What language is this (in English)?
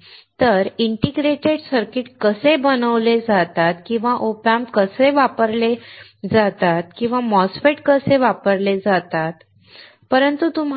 Marathi